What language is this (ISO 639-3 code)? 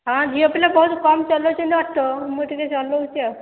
ori